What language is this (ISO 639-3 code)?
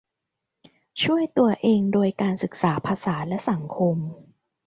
tha